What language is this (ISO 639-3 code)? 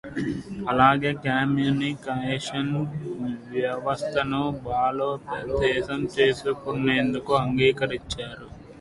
tel